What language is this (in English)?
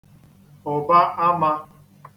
Igbo